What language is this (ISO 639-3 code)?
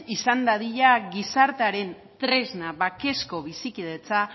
eus